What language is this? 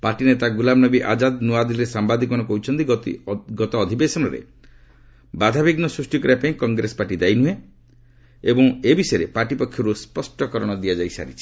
Odia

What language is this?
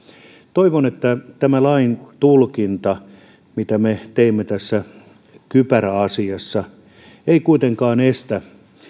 Finnish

